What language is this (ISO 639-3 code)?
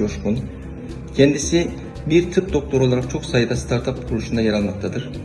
tur